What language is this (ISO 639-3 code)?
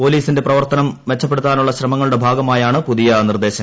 mal